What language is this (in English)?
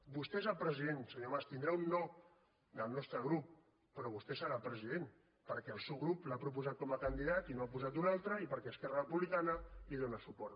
Catalan